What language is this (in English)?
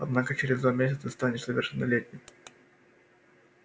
Russian